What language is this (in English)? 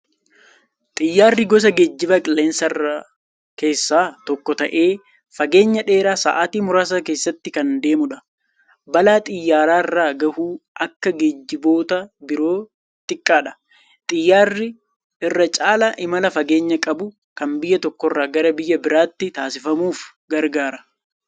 Oromo